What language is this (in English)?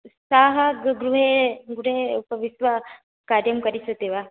Sanskrit